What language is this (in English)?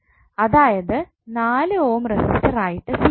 Malayalam